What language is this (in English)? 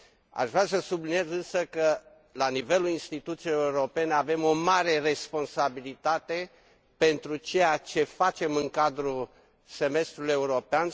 Romanian